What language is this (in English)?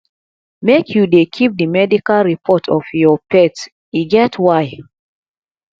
Nigerian Pidgin